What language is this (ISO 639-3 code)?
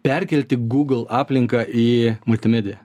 lit